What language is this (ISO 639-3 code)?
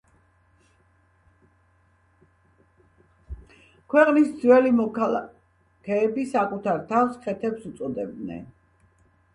kat